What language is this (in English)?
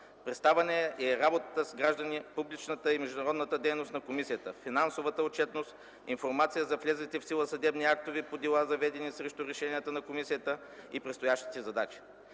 Bulgarian